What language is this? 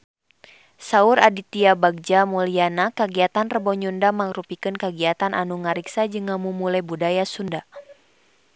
Sundanese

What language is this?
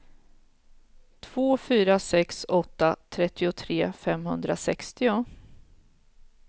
Swedish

